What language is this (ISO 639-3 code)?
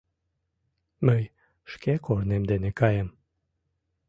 chm